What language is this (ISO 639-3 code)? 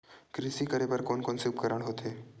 hne